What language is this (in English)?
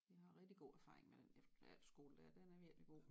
Danish